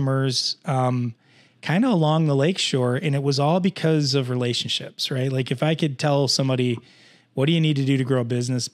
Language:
English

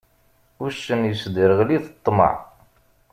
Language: Kabyle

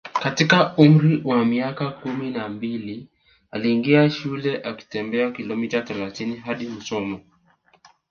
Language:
Swahili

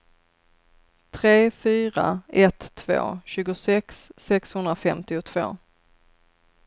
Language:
Swedish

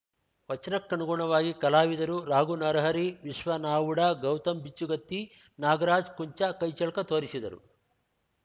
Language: Kannada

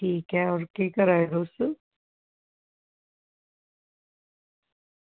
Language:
Dogri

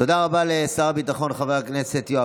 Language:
Hebrew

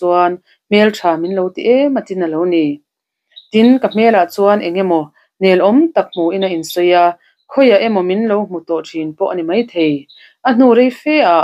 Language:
Arabic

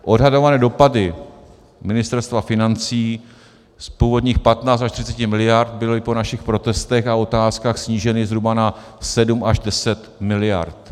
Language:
Czech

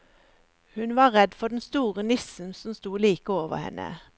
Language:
Norwegian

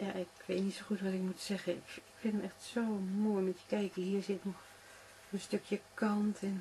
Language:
Dutch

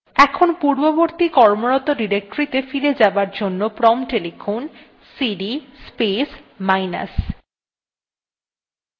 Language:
Bangla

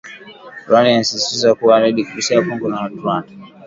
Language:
Swahili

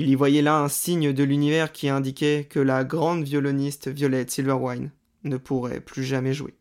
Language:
French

